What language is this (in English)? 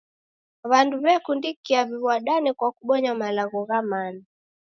Taita